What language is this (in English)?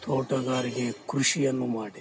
Kannada